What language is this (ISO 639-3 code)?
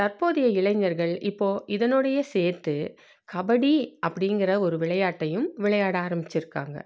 tam